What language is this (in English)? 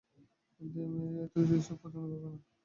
Bangla